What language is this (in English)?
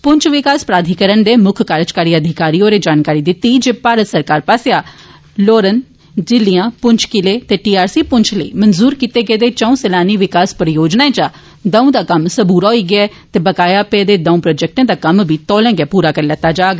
Dogri